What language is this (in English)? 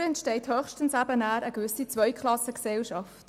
Swiss German